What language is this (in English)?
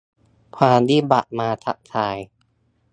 Thai